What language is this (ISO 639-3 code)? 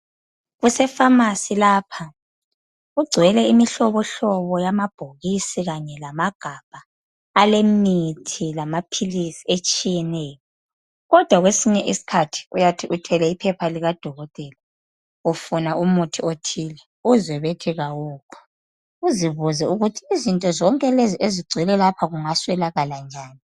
nde